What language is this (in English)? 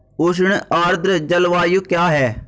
Hindi